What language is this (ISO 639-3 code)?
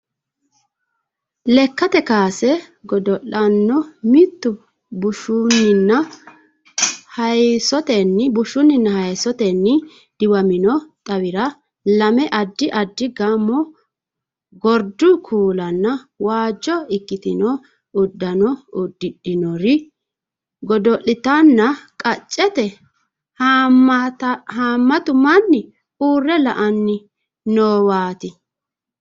sid